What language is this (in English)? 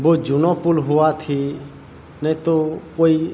Gujarati